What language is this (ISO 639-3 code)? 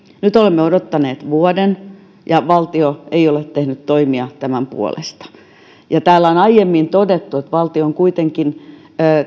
fin